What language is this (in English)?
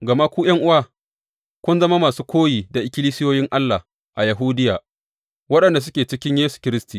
Hausa